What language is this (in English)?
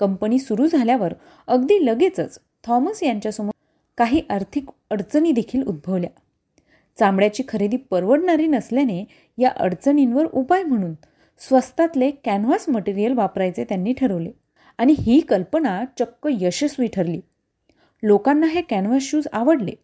Marathi